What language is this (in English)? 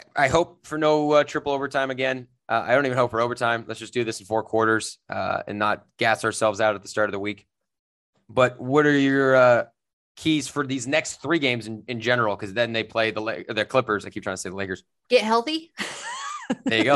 English